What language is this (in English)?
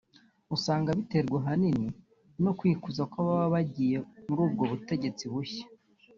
Kinyarwanda